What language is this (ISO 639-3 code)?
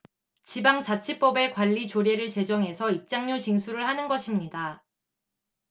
kor